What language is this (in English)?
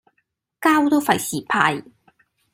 Cantonese